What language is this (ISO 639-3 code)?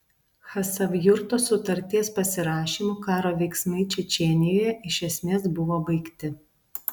lit